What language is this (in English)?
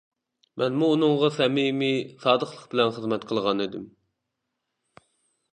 Uyghur